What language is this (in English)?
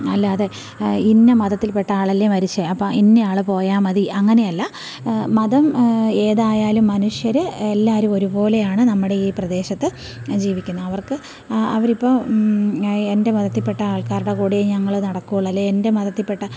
Malayalam